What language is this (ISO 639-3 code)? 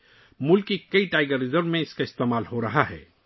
urd